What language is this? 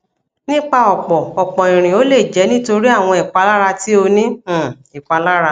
Yoruba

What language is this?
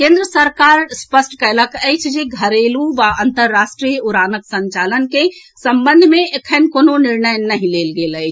Maithili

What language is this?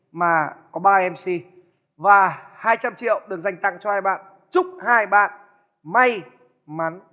Vietnamese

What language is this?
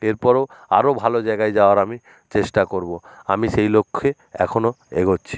Bangla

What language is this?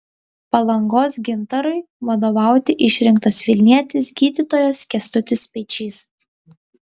Lithuanian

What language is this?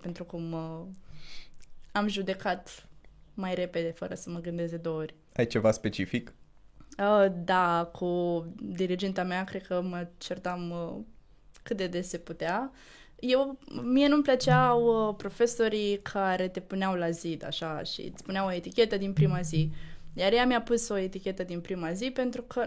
Romanian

